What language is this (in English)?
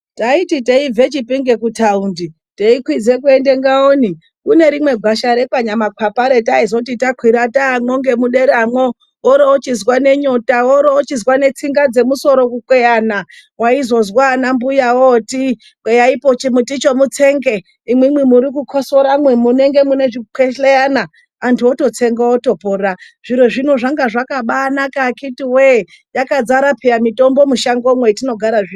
Ndau